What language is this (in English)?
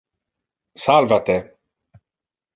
Interlingua